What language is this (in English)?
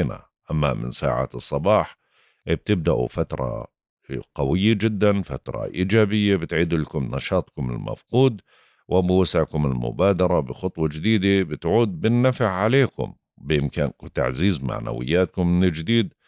Arabic